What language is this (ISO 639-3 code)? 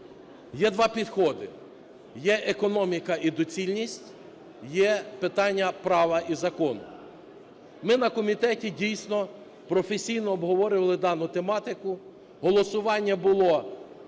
ukr